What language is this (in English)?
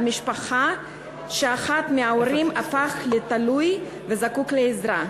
Hebrew